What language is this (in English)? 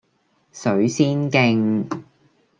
Cantonese